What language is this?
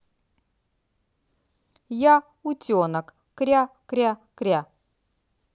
Russian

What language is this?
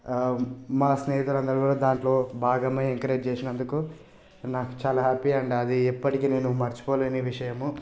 Telugu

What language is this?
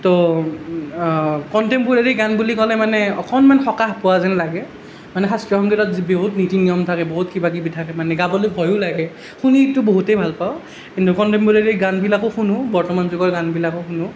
Assamese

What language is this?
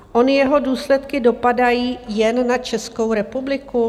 Czech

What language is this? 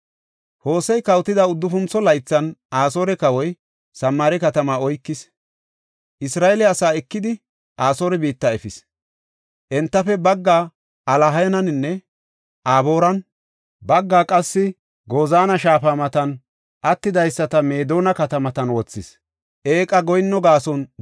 Gofa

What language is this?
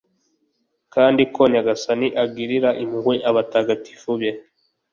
Kinyarwanda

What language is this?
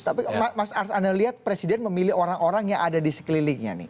Indonesian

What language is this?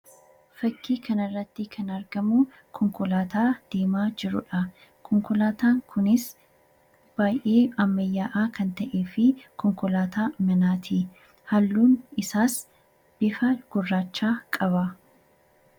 Oromo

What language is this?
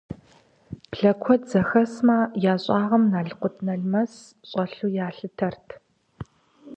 Kabardian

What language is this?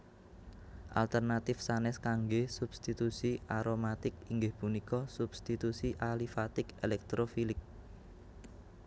Javanese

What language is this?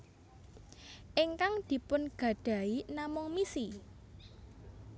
Javanese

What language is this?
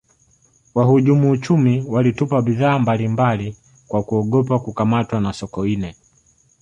Swahili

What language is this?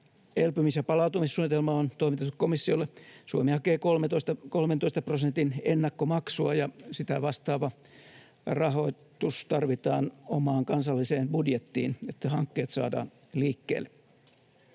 Finnish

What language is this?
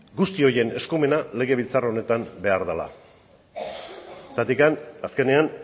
Basque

